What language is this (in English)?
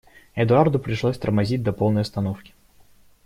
Russian